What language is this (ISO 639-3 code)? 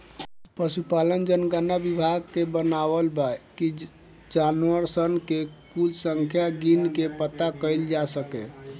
bho